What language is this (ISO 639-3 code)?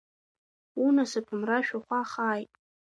abk